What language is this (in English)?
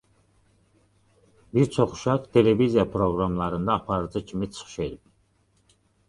Azerbaijani